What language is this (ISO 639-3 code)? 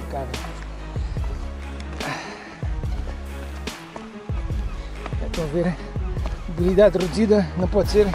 por